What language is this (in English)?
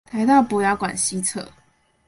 Chinese